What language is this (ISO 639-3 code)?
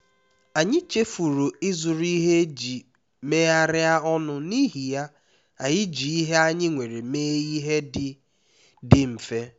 ibo